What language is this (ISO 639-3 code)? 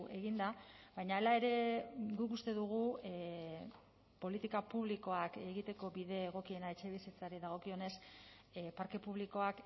eus